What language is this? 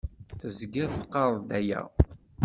Kabyle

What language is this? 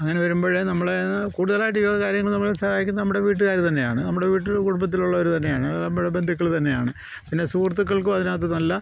Malayalam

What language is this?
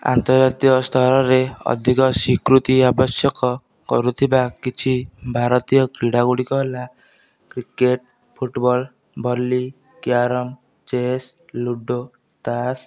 Odia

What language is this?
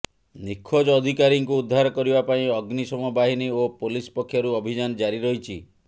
Odia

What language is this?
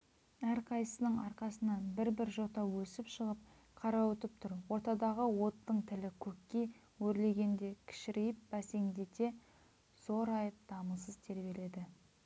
Kazakh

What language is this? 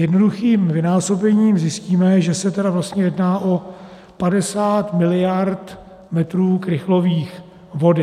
Czech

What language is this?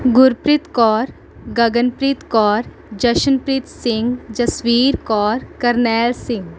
Punjabi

